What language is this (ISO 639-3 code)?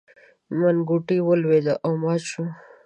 pus